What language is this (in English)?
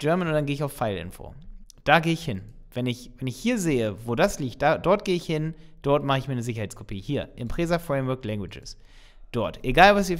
German